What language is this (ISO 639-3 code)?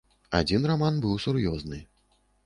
bel